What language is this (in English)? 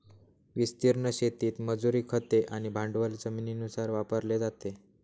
Marathi